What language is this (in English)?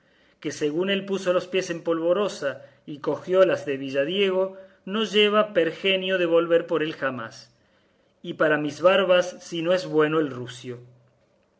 Spanish